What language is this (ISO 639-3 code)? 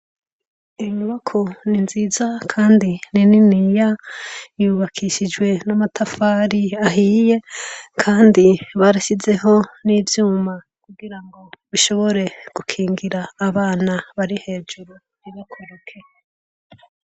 run